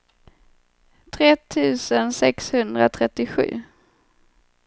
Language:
Swedish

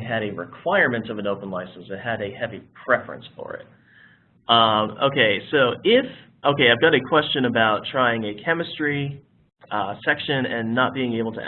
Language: English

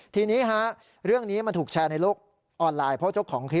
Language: Thai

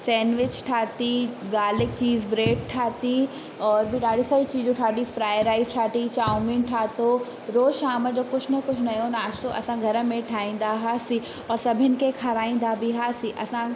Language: Sindhi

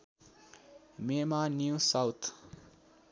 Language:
Nepali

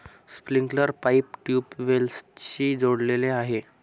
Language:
Marathi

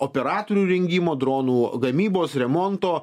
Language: Lithuanian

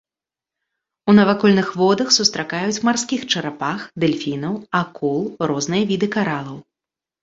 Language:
Belarusian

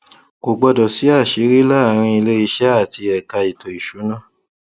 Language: Yoruba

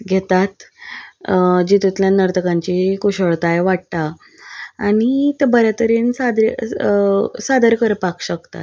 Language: Konkani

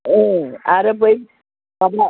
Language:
Bodo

